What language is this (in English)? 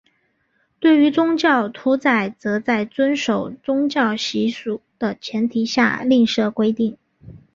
Chinese